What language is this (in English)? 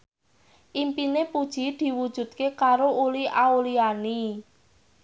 Javanese